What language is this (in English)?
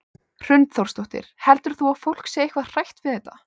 Icelandic